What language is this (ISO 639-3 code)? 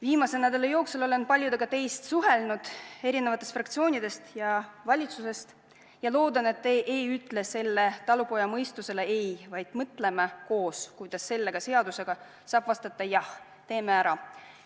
est